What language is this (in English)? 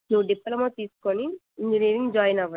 Telugu